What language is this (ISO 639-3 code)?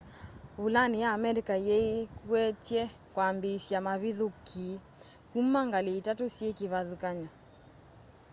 kam